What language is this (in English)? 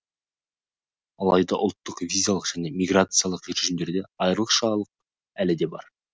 Kazakh